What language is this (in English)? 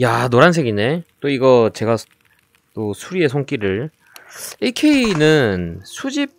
Korean